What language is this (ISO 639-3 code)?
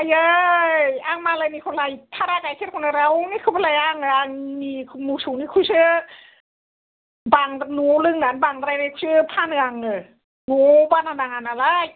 brx